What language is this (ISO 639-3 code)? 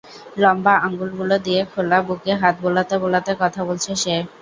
ben